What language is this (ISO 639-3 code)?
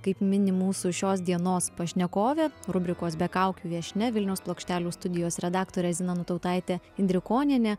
lit